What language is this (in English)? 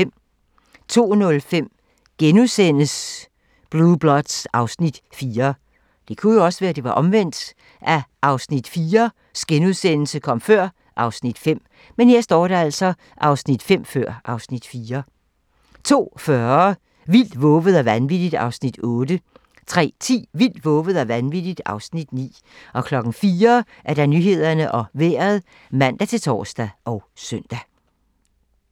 Danish